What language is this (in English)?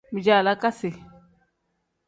Tem